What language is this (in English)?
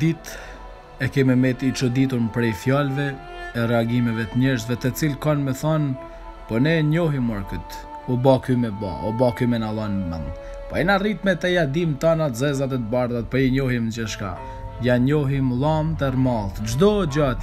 Portuguese